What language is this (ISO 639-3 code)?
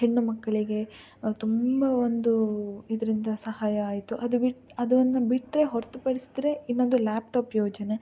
kan